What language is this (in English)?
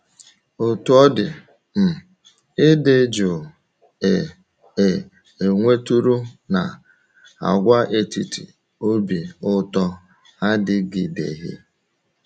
Igbo